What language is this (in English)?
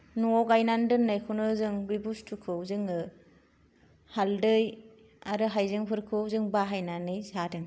Bodo